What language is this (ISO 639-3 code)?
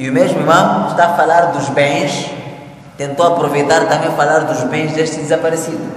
por